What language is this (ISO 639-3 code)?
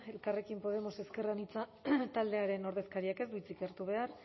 eus